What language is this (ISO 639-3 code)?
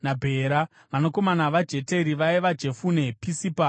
sna